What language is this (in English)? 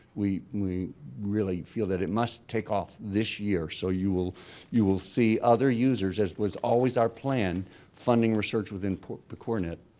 English